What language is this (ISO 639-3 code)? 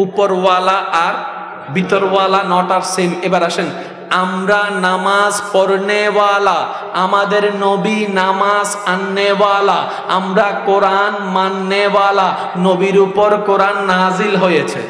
ind